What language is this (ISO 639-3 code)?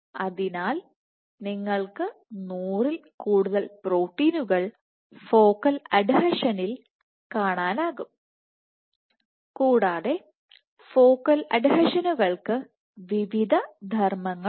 mal